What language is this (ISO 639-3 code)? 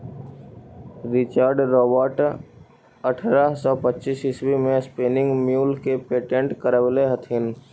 mag